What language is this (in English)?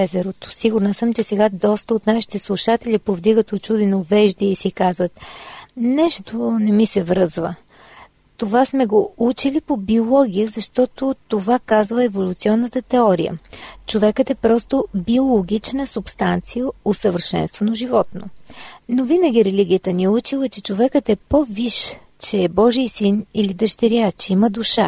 Bulgarian